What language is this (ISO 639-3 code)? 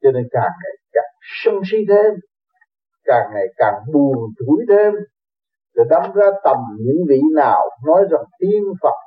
vie